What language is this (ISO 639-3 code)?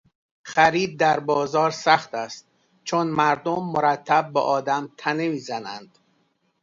fas